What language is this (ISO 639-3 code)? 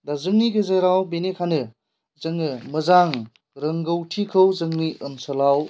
brx